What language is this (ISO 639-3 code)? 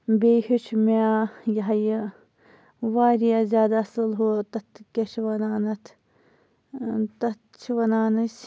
kas